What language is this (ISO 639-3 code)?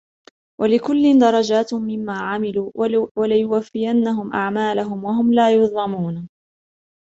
ara